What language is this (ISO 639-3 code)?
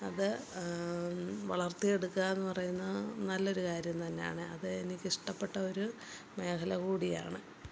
mal